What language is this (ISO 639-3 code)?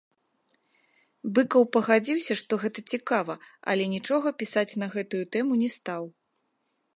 bel